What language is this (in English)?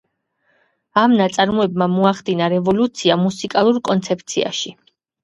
Georgian